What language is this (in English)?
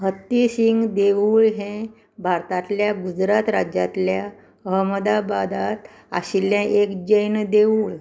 Konkani